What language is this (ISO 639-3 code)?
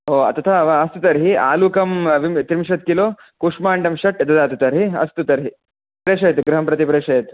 san